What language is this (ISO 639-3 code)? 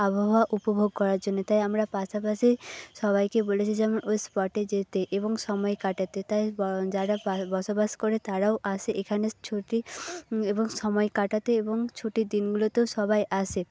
ben